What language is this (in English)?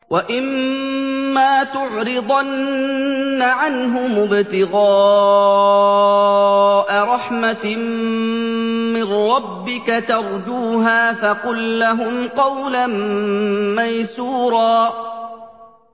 Arabic